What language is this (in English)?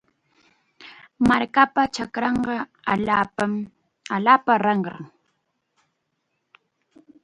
Chiquián Ancash Quechua